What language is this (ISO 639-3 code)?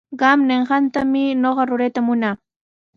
qws